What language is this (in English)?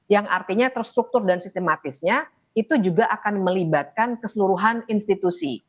Indonesian